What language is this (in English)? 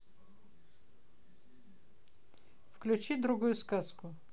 Russian